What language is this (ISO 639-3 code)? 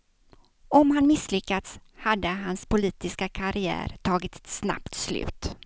swe